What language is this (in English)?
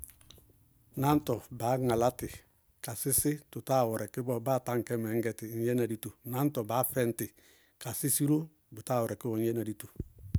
Bago-Kusuntu